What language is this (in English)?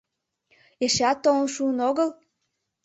Mari